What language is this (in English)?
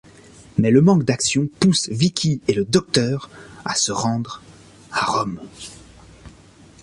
French